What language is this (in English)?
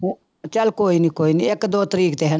Punjabi